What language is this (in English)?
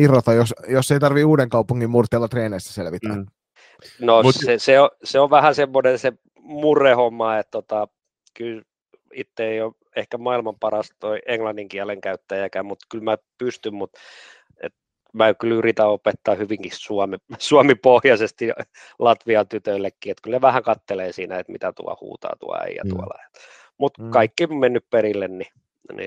Finnish